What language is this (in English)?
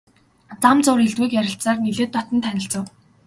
Mongolian